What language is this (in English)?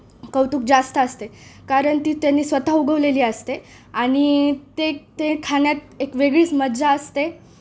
Marathi